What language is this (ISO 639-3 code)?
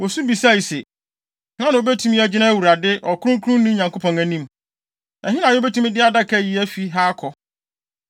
aka